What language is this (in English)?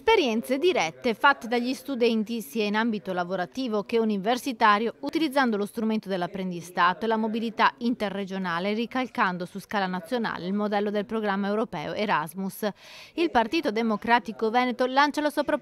Italian